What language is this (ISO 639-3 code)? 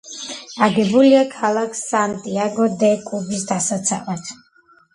kat